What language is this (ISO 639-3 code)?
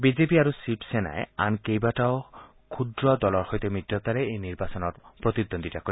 asm